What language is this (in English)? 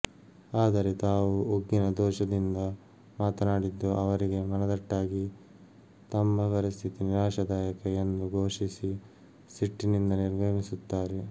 Kannada